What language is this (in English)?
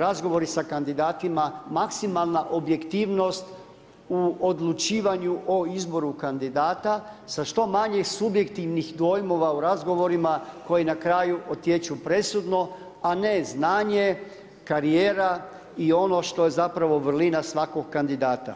Croatian